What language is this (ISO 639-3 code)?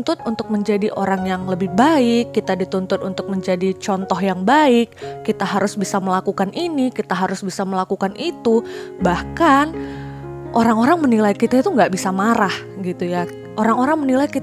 ind